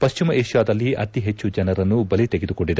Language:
Kannada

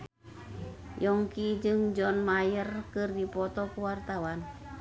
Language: Sundanese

